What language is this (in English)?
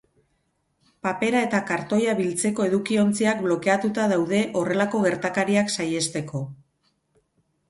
Basque